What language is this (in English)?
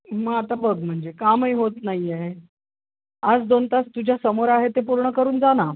Marathi